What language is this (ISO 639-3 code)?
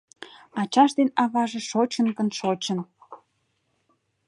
chm